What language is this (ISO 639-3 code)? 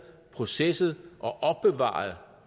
dan